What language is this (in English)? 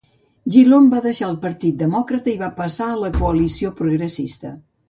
Catalan